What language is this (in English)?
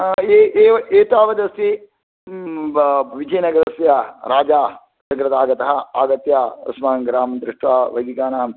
Sanskrit